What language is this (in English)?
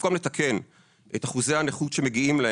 Hebrew